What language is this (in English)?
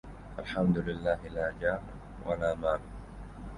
Arabic